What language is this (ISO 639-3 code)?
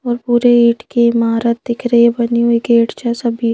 hin